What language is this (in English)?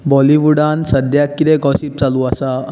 Konkani